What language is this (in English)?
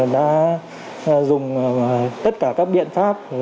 Vietnamese